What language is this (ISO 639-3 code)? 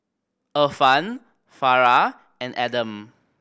eng